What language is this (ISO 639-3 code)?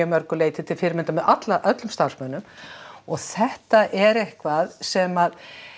isl